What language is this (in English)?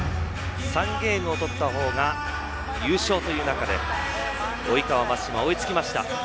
Japanese